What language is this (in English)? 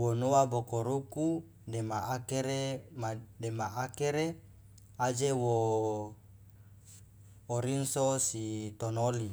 Loloda